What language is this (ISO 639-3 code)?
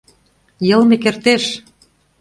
chm